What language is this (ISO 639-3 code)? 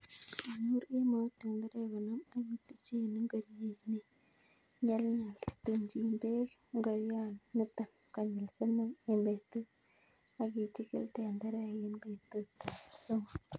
kln